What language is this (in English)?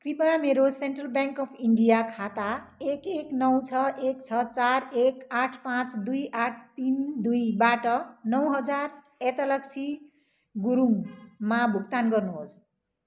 Nepali